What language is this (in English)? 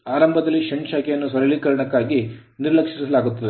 Kannada